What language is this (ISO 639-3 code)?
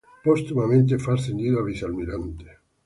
spa